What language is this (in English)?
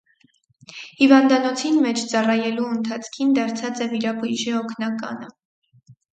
Armenian